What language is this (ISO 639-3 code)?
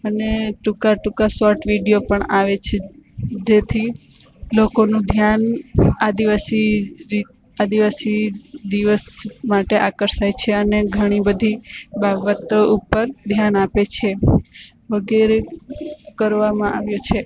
guj